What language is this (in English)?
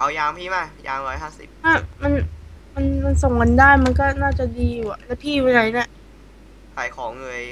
Thai